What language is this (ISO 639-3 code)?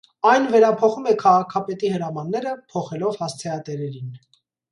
hye